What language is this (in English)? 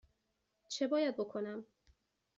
Persian